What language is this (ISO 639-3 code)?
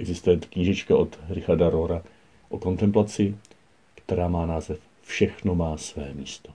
ces